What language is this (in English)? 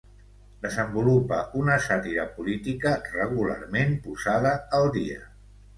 Catalan